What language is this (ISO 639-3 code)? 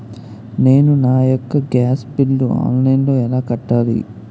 tel